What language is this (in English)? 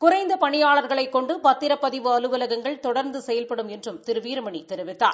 Tamil